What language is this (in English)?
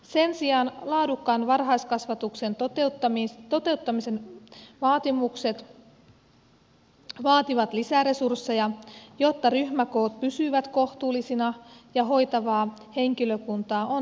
Finnish